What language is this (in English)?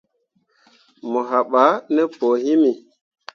Mundang